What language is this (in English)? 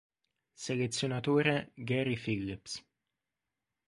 Italian